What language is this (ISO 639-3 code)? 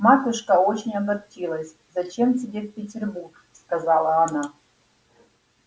rus